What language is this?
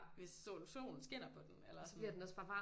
Danish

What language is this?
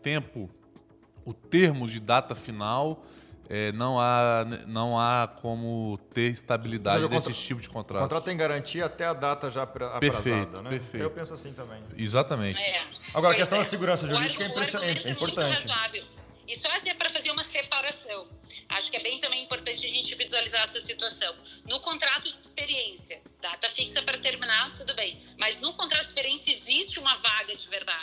Portuguese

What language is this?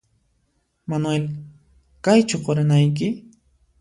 Puno Quechua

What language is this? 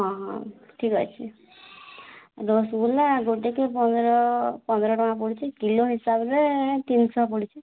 Odia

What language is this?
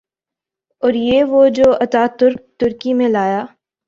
Urdu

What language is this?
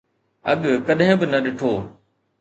Sindhi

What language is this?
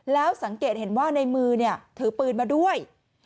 Thai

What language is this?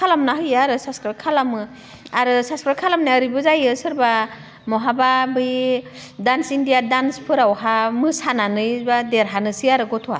Bodo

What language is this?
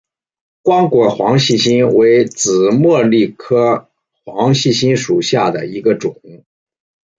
Chinese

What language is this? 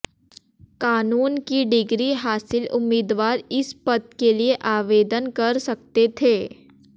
Hindi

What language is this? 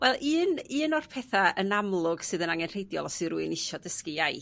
Welsh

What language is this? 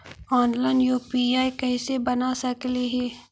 Magahi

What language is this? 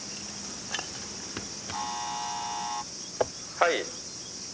Japanese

